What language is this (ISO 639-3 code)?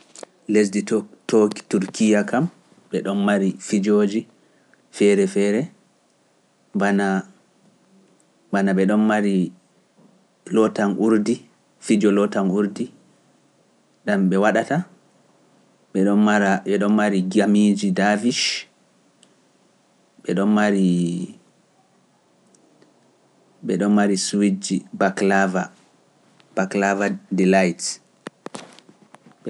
fuf